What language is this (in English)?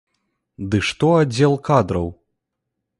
Belarusian